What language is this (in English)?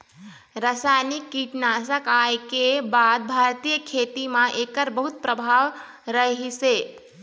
Chhattisgarhi